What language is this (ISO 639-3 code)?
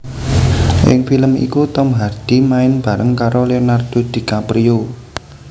jav